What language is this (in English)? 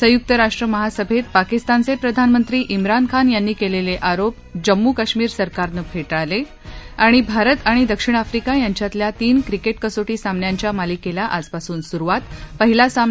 Marathi